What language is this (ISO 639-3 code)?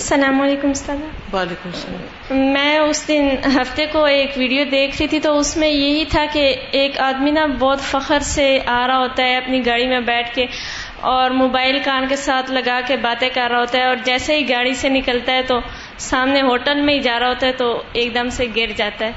urd